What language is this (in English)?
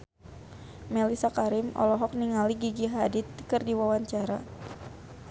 Sundanese